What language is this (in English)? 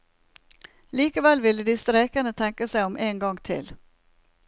Norwegian